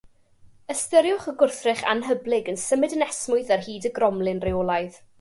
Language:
Welsh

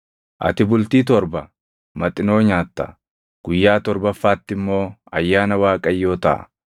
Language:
Oromo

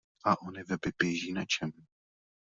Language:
Czech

